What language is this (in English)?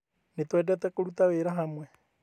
Kikuyu